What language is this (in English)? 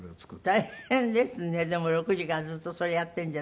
Japanese